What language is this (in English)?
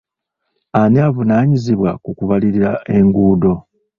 Ganda